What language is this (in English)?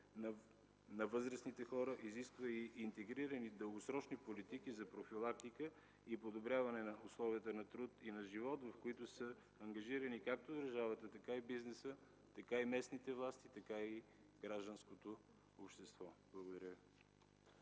Bulgarian